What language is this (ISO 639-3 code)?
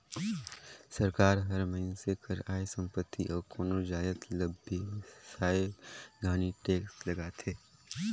hne